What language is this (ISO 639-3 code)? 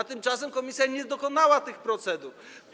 pol